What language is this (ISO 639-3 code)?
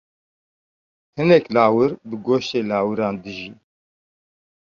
kur